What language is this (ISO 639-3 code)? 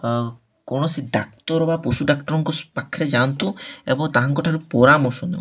ori